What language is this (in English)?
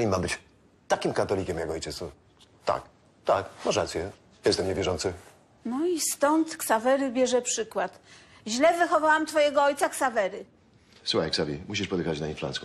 Polish